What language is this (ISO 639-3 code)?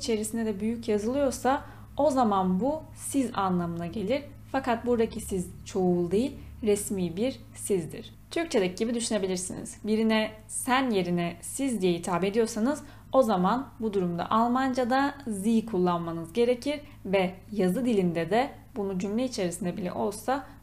tur